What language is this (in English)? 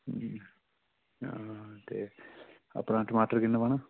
Dogri